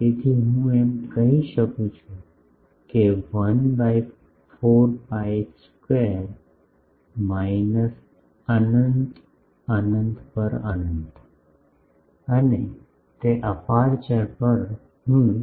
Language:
Gujarati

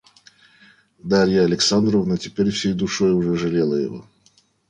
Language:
Russian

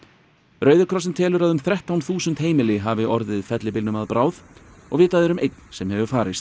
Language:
Icelandic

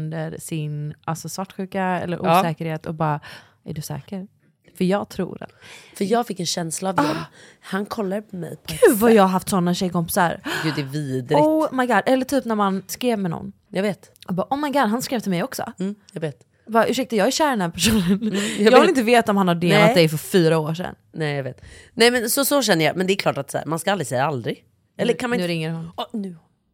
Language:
Swedish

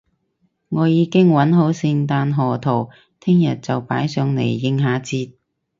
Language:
Cantonese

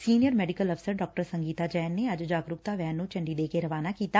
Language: Punjabi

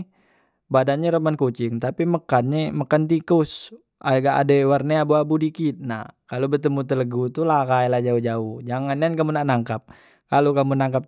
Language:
Musi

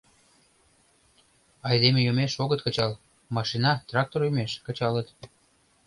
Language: Mari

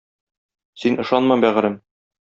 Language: Tatar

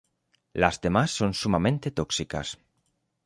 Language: Spanish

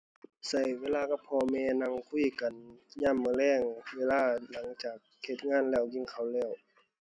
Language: Thai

